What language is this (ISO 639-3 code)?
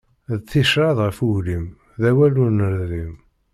kab